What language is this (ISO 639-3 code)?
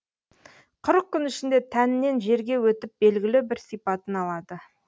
kaz